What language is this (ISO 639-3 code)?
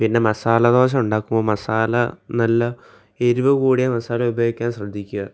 mal